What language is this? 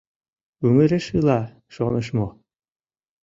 Mari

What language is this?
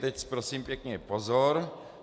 Czech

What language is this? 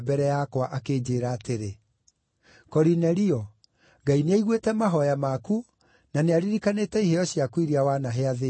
Kikuyu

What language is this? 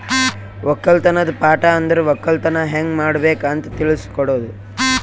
Kannada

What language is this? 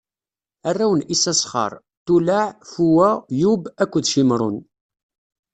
Kabyle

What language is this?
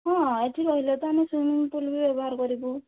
Odia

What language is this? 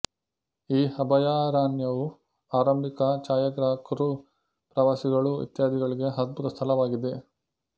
Kannada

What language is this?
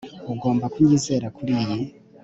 Kinyarwanda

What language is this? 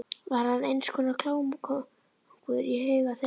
Icelandic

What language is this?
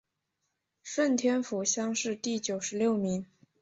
Chinese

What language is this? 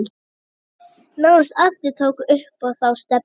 Icelandic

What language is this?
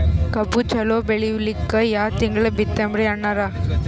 Kannada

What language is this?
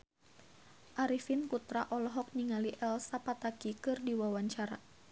Sundanese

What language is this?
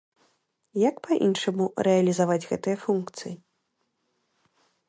Belarusian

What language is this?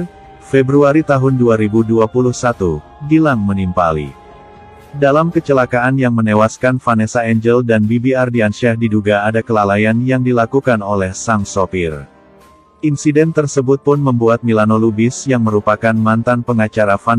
Indonesian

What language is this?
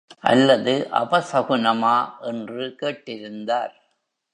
Tamil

